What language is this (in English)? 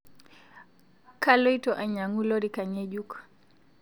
Masai